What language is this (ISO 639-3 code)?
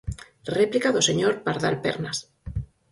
glg